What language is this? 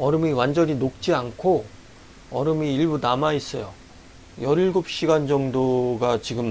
Korean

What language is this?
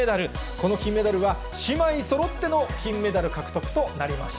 Japanese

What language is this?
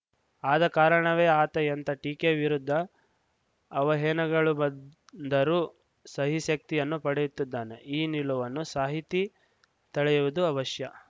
Kannada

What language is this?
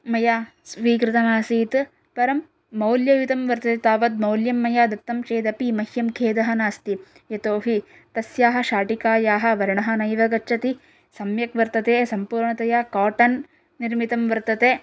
Sanskrit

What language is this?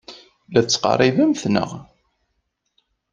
Kabyle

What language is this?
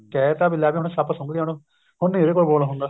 Punjabi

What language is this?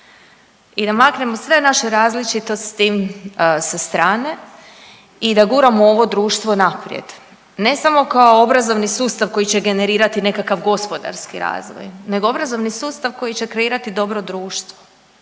Croatian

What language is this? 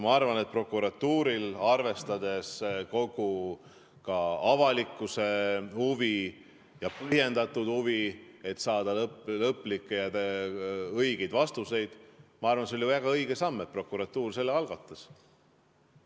Estonian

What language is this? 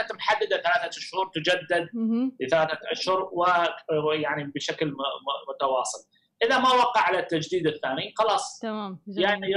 Arabic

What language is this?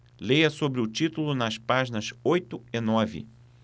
Portuguese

